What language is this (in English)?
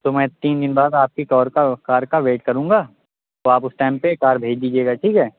Urdu